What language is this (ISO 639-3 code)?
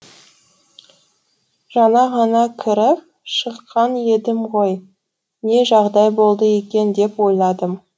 kaz